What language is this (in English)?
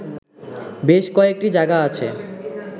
Bangla